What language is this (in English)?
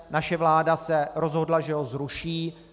Czech